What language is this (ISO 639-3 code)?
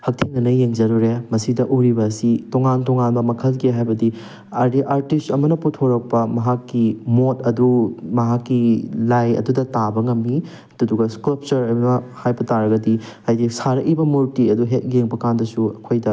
mni